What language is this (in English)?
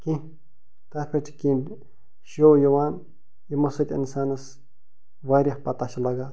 Kashmiri